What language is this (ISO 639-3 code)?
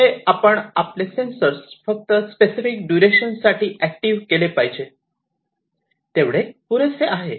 mar